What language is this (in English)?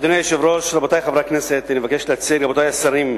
Hebrew